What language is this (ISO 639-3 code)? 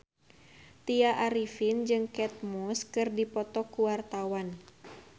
sun